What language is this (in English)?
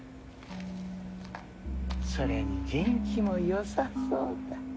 Japanese